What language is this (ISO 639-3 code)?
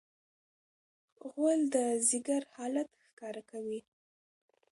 pus